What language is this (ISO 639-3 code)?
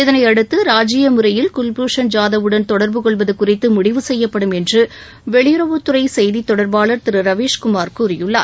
tam